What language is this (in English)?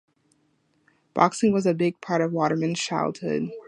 English